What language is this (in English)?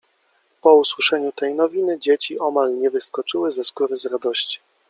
Polish